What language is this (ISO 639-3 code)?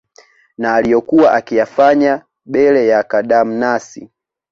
swa